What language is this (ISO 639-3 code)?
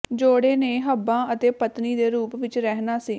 pan